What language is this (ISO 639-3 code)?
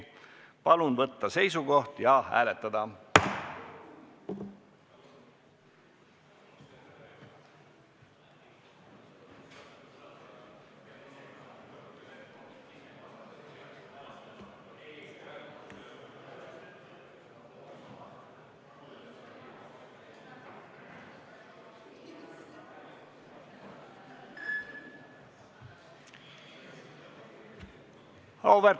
est